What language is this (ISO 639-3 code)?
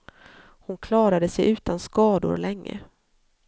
swe